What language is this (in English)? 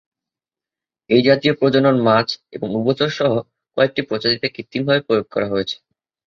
Bangla